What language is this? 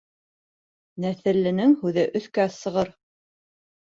Bashkir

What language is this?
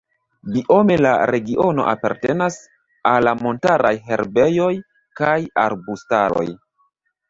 Esperanto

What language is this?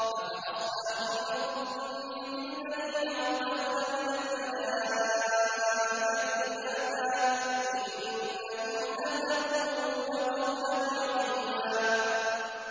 Arabic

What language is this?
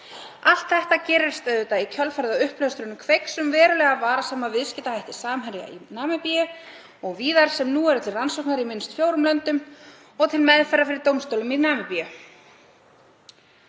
Icelandic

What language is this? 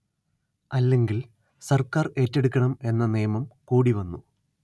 Malayalam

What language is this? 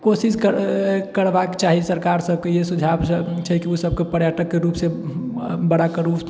Maithili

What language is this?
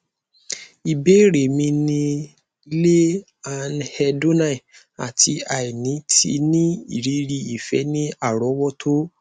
Yoruba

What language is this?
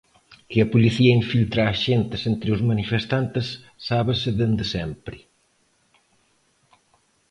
Galician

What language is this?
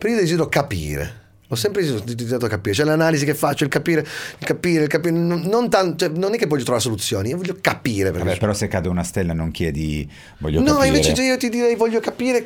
Italian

